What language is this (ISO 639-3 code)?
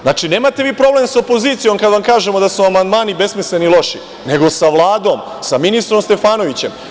srp